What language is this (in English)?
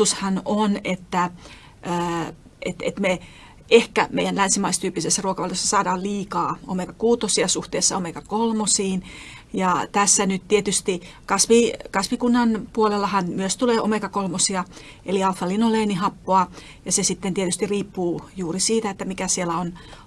Finnish